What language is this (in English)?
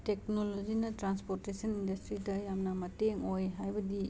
Manipuri